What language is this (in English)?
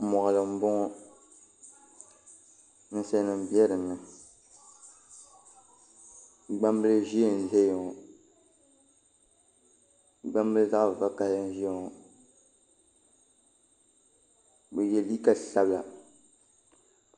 Dagbani